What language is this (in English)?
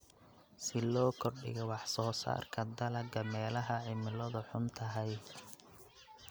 Somali